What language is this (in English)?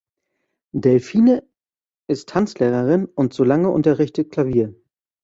German